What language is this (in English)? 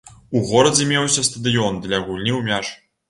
Belarusian